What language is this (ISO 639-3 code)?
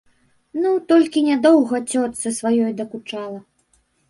bel